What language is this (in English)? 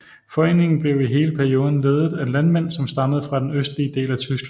Danish